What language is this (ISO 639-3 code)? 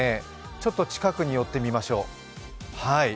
jpn